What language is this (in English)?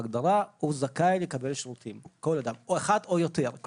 Hebrew